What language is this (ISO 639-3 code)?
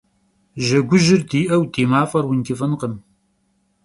kbd